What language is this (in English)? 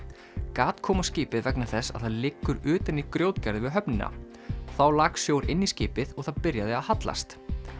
Icelandic